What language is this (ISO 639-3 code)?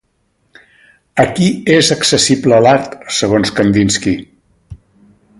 cat